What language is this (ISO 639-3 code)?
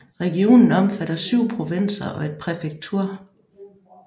dan